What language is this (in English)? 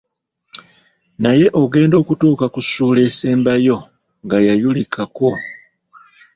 Ganda